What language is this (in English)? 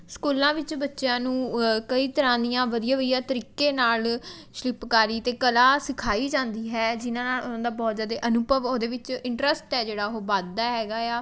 Punjabi